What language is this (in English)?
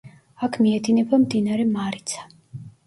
Georgian